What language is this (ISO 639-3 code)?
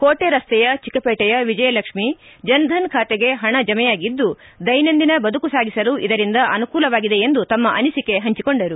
kan